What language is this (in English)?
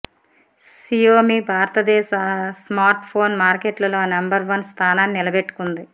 Telugu